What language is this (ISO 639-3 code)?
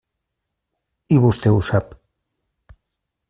cat